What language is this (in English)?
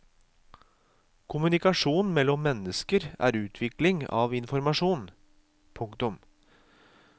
Norwegian